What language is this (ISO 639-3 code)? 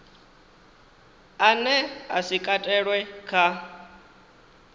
ven